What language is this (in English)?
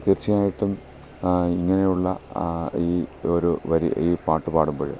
Malayalam